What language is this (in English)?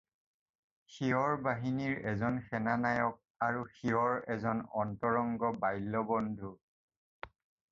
Assamese